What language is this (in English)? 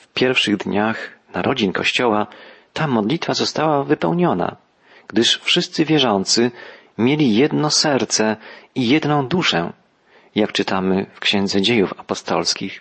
Polish